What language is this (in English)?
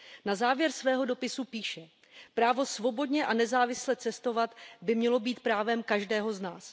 Czech